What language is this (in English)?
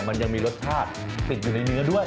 Thai